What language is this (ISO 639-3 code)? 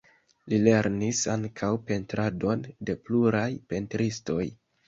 epo